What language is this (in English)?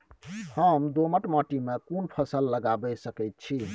Maithili